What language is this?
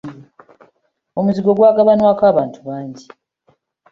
Ganda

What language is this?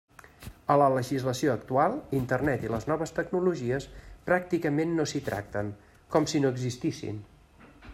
Catalan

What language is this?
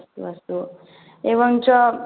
Sanskrit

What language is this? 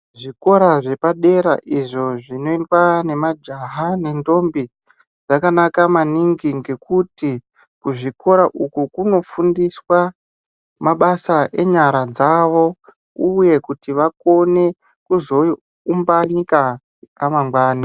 Ndau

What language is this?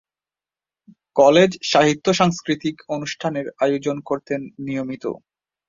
Bangla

